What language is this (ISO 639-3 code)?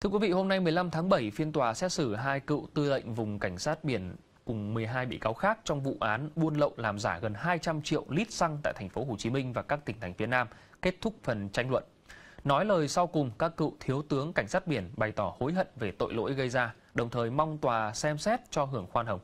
vie